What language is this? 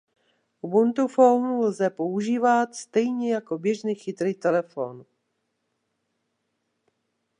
Czech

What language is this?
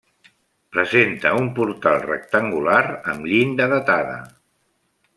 Catalan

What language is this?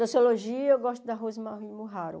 Portuguese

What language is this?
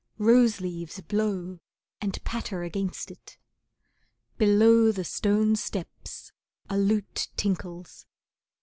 English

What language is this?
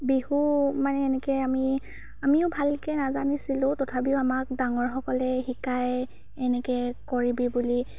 Assamese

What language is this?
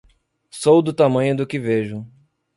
Portuguese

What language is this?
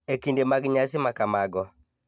Luo (Kenya and Tanzania)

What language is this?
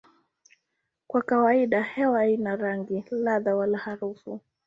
Swahili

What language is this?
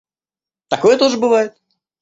Russian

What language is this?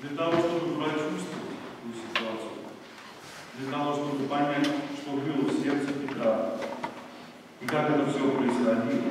Russian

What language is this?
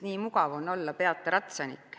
Estonian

